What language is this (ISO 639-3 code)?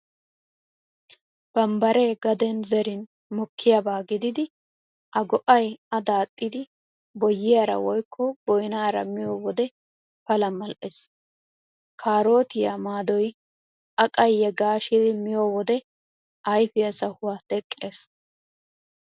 wal